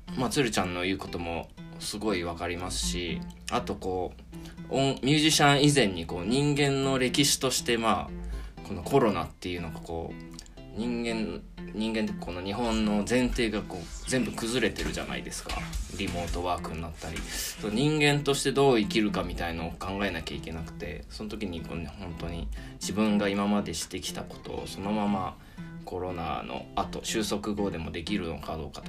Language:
Japanese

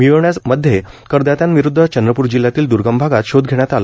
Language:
Marathi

